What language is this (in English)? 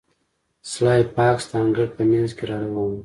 Pashto